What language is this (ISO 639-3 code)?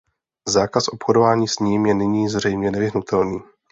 ces